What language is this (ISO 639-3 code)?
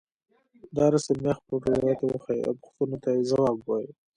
pus